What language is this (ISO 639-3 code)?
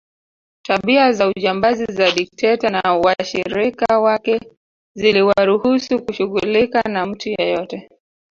swa